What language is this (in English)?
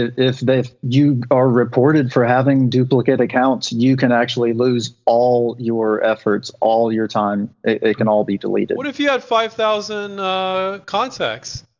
English